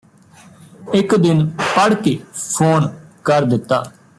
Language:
Punjabi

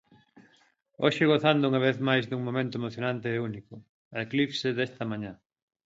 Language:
Galician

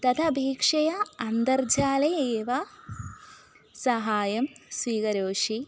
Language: Sanskrit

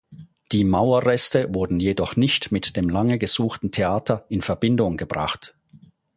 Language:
German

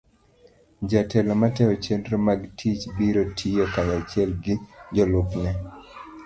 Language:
Luo (Kenya and Tanzania)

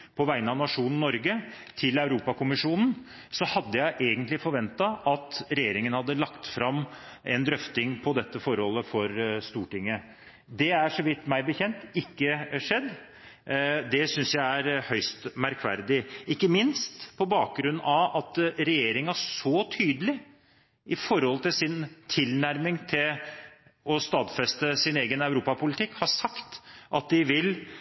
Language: Norwegian Bokmål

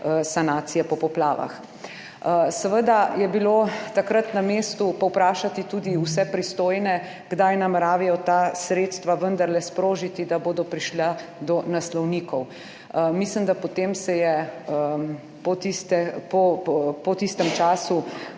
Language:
Slovenian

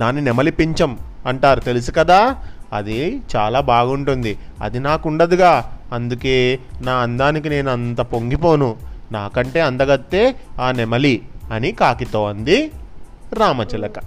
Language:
Telugu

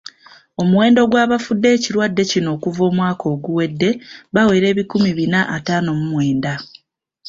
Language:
Ganda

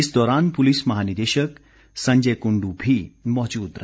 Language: Hindi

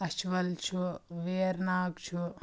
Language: Kashmiri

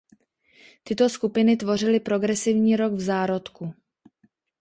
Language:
Czech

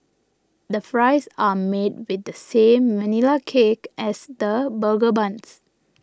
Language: English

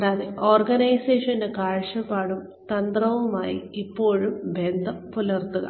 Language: Malayalam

